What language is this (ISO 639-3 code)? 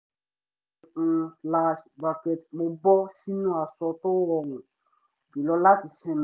yor